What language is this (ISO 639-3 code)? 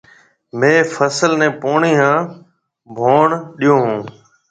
mve